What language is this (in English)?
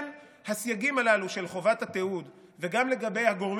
Hebrew